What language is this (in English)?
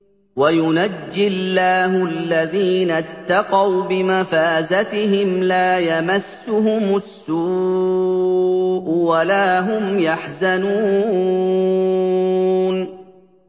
Arabic